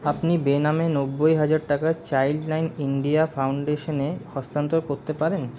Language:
Bangla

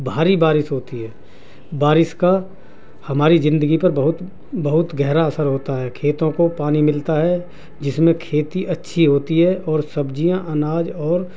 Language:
Urdu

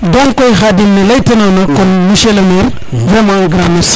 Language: Serer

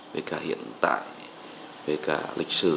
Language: Vietnamese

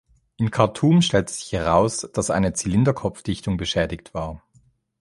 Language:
German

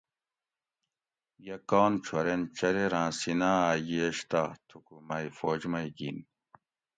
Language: Gawri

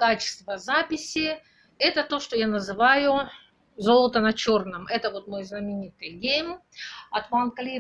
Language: Russian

